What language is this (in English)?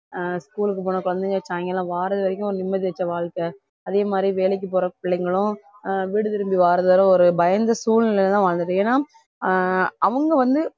Tamil